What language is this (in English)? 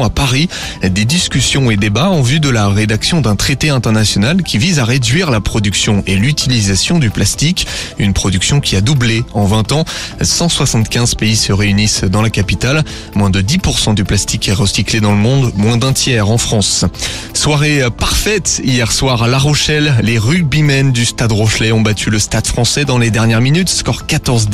French